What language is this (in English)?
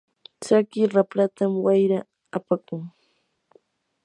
Yanahuanca Pasco Quechua